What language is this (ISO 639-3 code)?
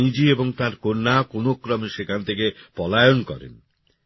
ben